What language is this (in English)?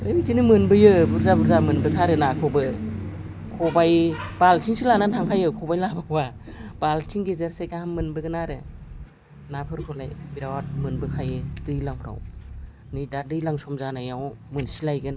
Bodo